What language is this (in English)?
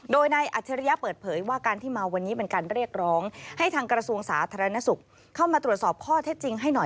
Thai